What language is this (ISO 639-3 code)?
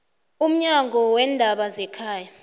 nbl